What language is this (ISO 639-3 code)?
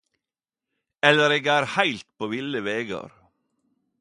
nno